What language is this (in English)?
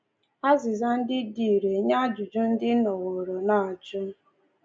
Igbo